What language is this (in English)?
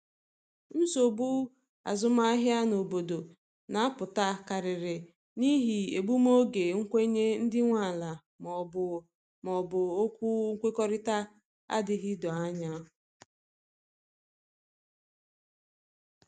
Igbo